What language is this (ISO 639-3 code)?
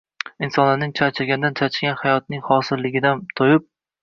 uzb